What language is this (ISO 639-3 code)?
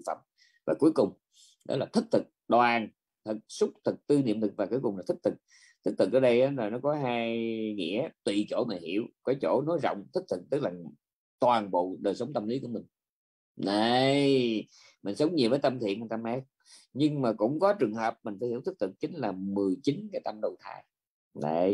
vie